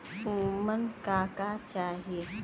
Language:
Bhojpuri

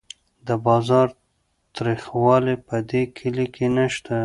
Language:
Pashto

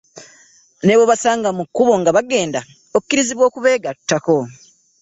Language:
Ganda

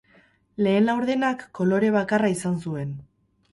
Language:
Basque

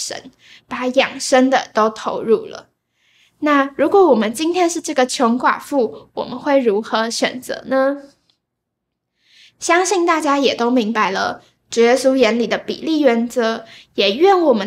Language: Chinese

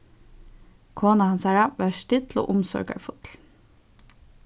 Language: Faroese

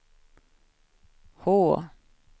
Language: Swedish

